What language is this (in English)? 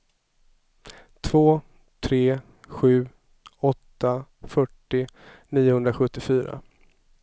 Swedish